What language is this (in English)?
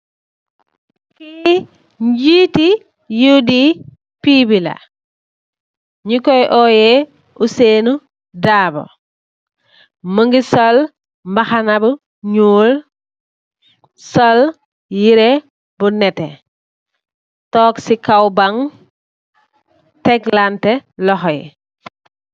Wolof